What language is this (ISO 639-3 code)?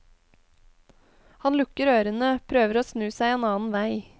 nor